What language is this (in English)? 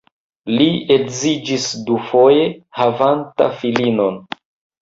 Esperanto